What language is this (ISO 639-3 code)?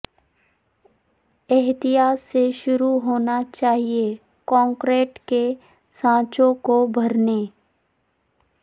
urd